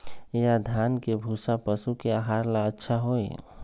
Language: Magahi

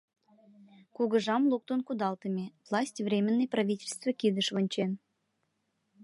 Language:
Mari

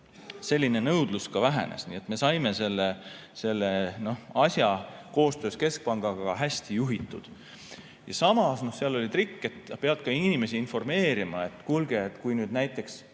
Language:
Estonian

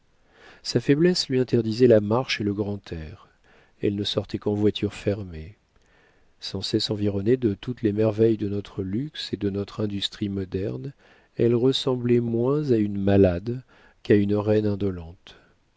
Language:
French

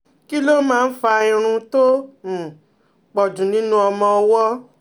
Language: Yoruba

